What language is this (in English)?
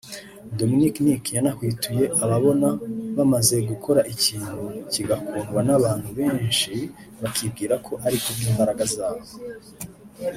Kinyarwanda